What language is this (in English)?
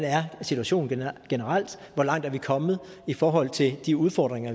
Danish